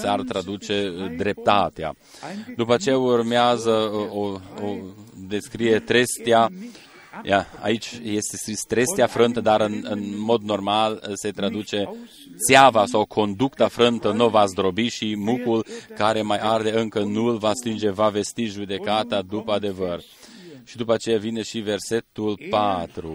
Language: Romanian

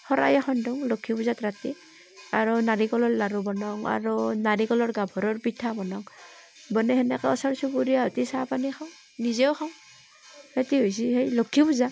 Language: Assamese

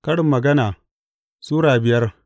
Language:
Hausa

